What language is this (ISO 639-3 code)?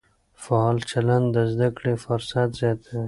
pus